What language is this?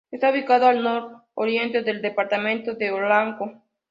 Spanish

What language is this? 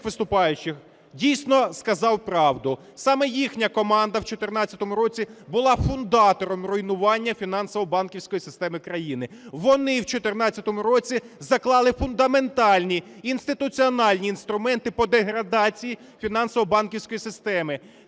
Ukrainian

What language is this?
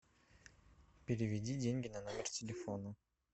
Russian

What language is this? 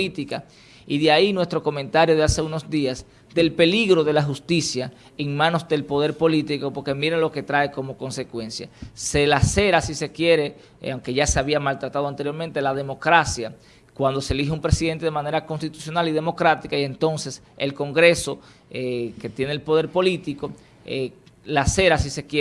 Spanish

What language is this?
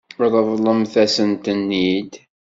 Kabyle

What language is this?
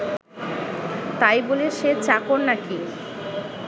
Bangla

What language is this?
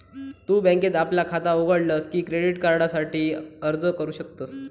Marathi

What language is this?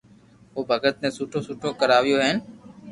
Loarki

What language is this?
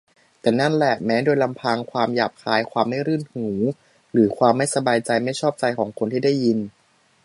Thai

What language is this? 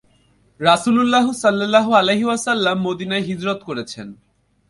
Bangla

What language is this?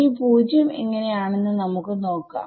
Malayalam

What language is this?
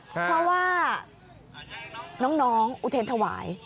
Thai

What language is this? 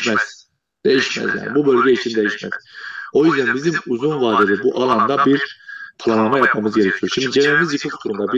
Turkish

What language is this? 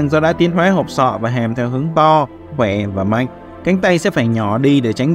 Vietnamese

